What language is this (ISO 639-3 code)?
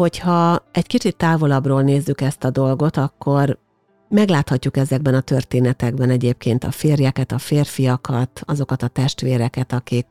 hun